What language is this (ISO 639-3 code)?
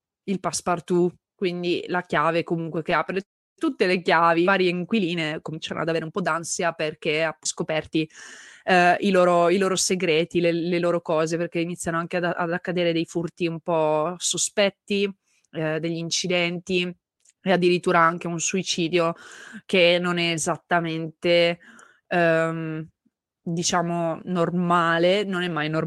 ita